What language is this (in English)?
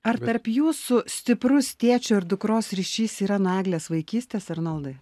Lithuanian